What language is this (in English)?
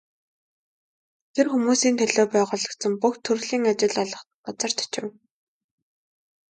Mongolian